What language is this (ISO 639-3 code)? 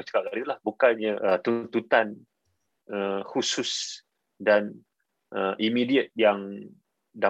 msa